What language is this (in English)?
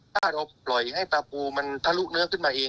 Thai